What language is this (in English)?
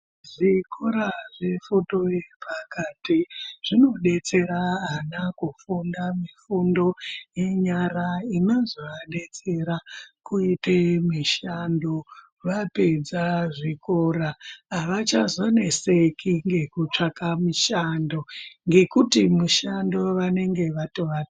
Ndau